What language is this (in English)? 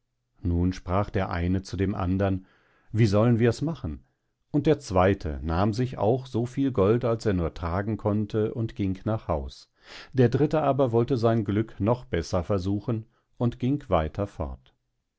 German